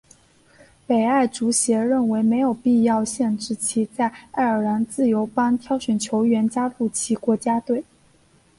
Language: Chinese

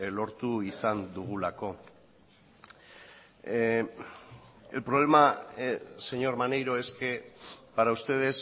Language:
Spanish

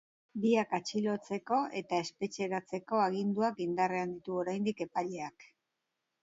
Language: Basque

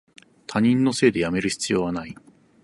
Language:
Japanese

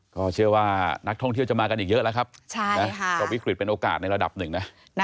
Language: Thai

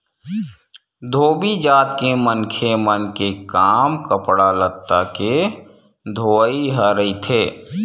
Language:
Chhattisgarhi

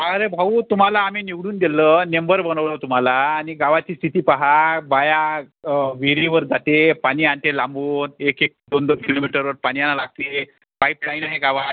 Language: Marathi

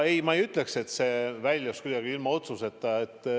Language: Estonian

